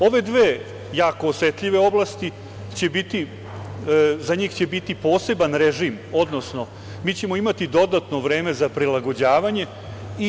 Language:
Serbian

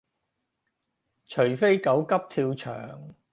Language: Cantonese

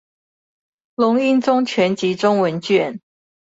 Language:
Chinese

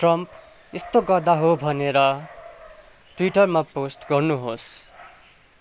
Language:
Nepali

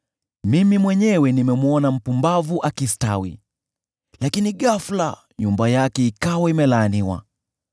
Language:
Swahili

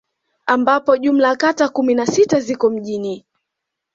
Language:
Swahili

